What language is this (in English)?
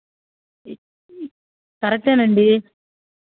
Telugu